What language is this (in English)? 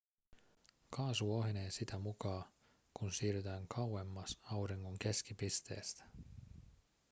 Finnish